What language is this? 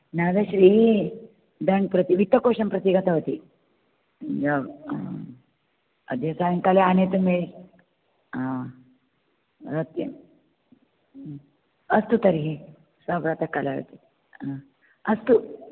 Sanskrit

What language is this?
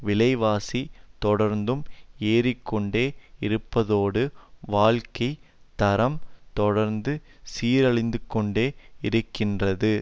Tamil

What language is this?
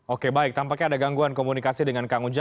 Indonesian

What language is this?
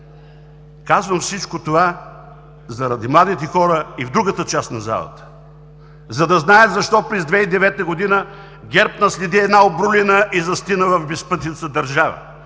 Bulgarian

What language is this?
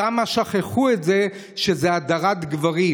Hebrew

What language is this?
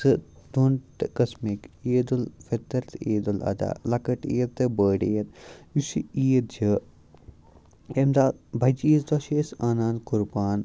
Kashmiri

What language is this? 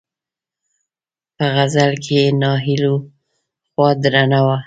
Pashto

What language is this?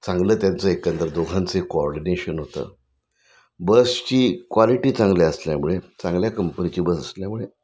Marathi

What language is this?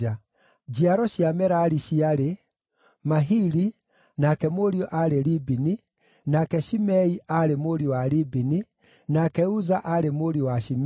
Kikuyu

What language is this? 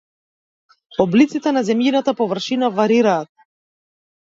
Macedonian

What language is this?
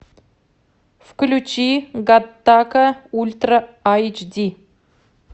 Russian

